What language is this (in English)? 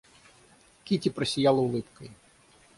Russian